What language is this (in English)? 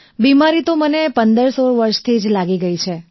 Gujarati